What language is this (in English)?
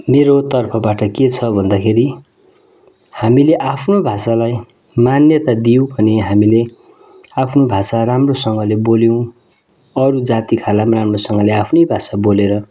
Nepali